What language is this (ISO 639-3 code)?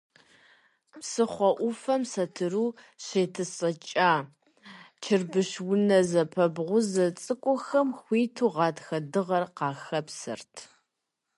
kbd